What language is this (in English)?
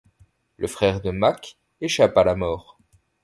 French